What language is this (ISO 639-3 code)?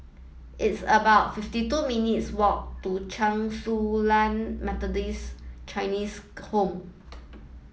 eng